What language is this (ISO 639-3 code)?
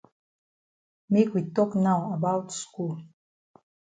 wes